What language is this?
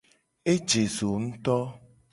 Gen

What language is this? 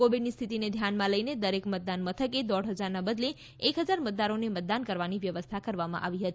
Gujarati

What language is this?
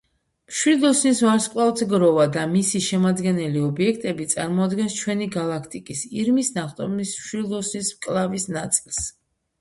Georgian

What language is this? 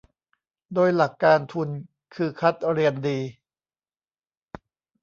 Thai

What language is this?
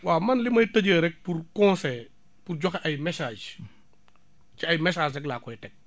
Wolof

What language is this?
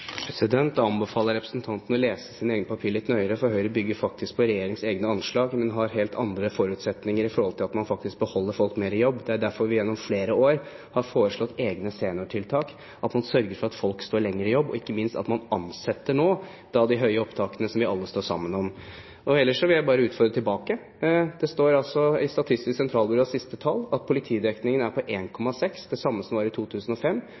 Norwegian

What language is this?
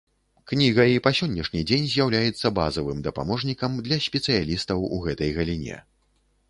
Belarusian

